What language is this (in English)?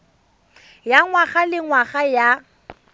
Tswana